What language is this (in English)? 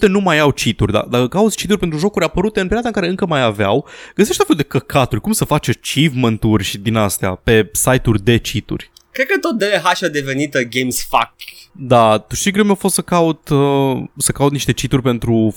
Romanian